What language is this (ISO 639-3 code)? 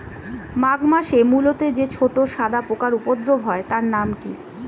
ben